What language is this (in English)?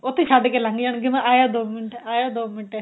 Punjabi